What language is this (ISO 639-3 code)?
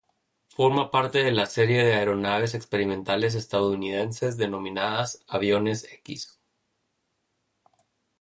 spa